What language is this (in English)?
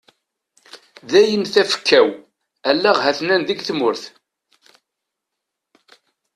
Kabyle